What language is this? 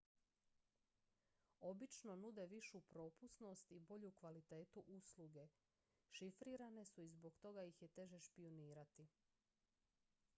Croatian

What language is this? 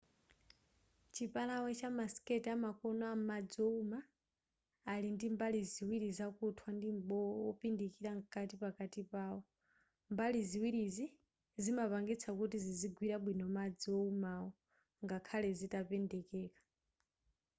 Nyanja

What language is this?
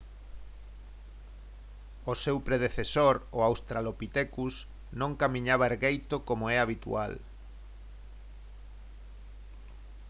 Galician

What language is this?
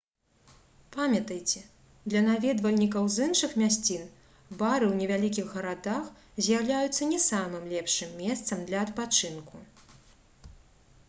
Belarusian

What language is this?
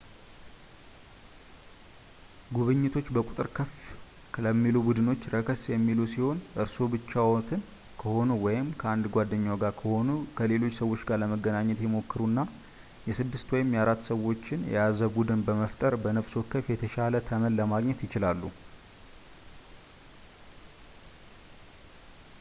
Amharic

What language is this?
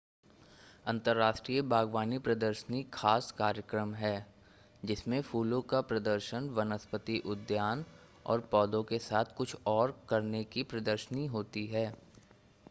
Hindi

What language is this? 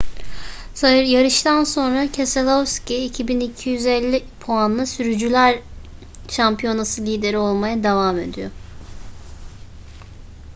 Turkish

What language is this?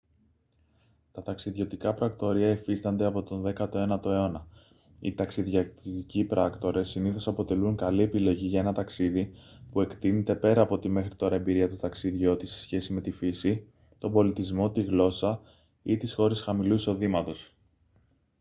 Greek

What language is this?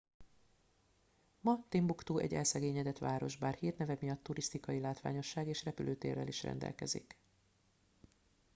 Hungarian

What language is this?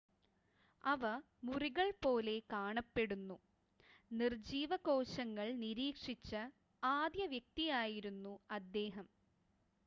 Malayalam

